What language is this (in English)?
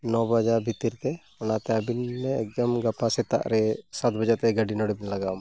Santali